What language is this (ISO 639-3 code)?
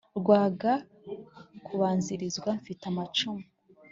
kin